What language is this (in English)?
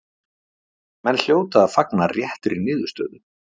Icelandic